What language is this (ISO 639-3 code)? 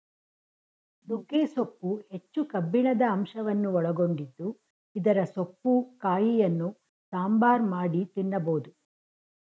kan